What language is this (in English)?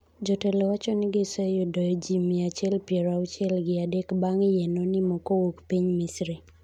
Luo (Kenya and Tanzania)